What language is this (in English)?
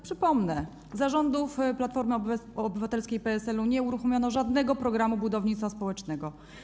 Polish